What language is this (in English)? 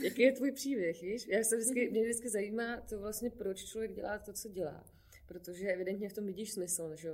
Czech